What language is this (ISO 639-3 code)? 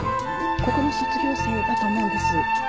jpn